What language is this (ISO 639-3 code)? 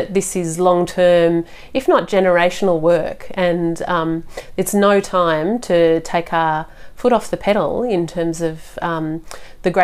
fin